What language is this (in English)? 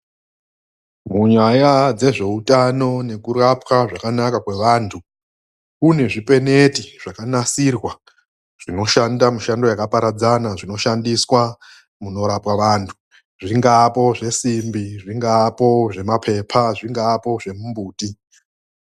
Ndau